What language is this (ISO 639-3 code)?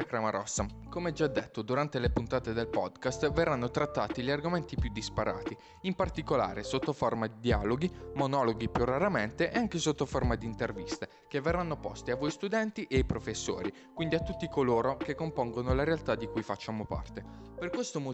ita